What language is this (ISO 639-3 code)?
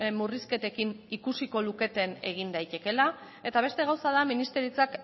eus